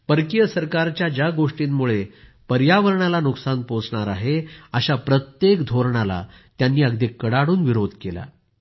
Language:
Marathi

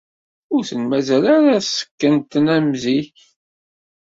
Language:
Kabyle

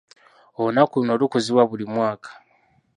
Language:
Ganda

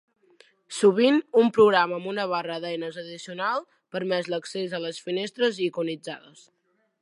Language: Catalan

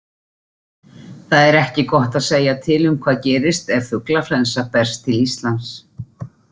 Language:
Icelandic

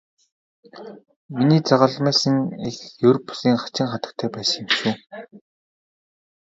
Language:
Mongolian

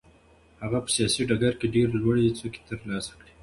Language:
Pashto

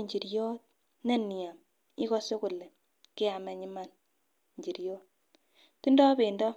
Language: Kalenjin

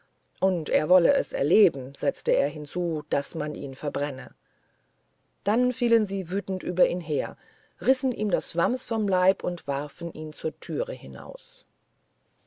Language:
German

